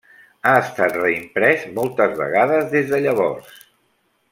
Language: Catalan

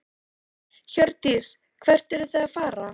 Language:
Icelandic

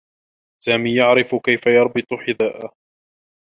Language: Arabic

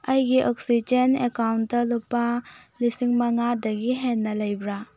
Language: Manipuri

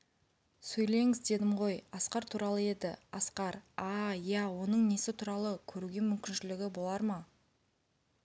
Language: Kazakh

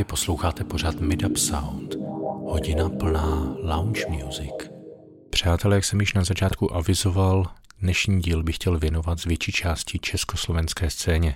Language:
Czech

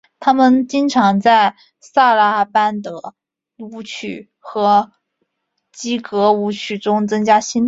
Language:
Chinese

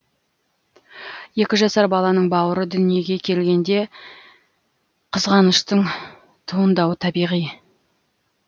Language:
Kazakh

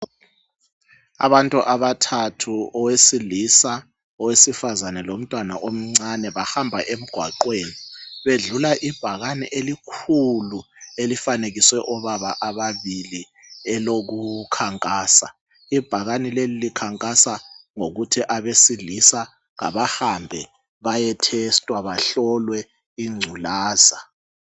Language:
North Ndebele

